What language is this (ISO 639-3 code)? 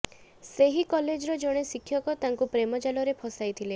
ori